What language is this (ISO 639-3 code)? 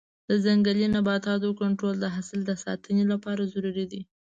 pus